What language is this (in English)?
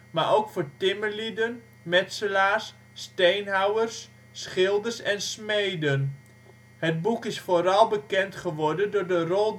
Dutch